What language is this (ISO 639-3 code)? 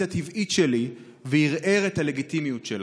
heb